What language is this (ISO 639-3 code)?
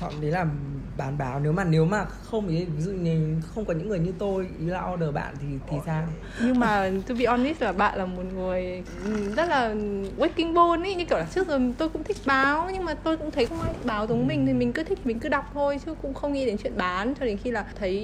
vie